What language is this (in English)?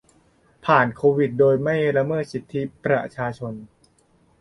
Thai